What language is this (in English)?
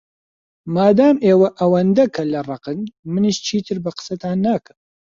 Central Kurdish